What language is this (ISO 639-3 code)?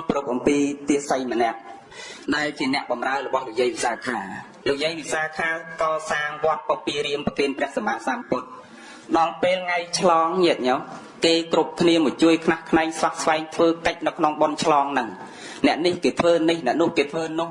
vie